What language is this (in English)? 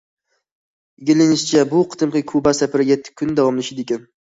Uyghur